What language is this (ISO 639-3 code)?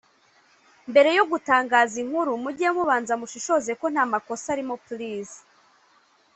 kin